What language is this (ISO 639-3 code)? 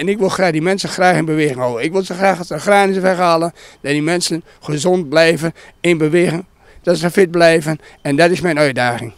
nld